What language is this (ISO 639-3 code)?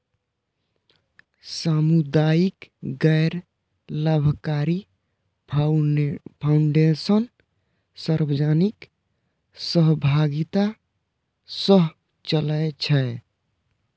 mai